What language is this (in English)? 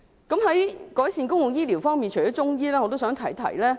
Cantonese